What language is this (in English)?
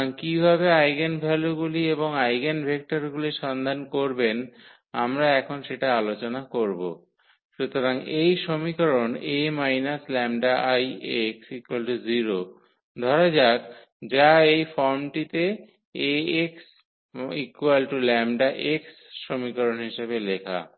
Bangla